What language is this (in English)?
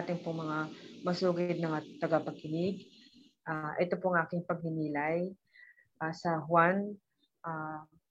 Filipino